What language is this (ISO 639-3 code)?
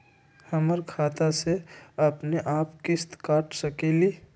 mag